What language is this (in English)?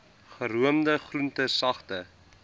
Afrikaans